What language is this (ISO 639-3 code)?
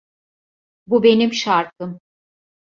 tur